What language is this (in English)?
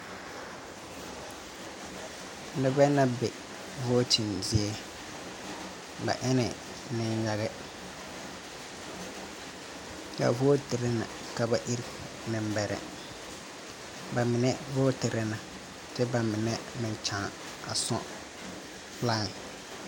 Southern Dagaare